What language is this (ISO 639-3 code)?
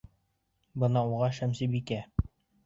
bak